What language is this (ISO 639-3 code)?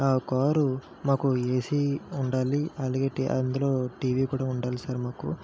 tel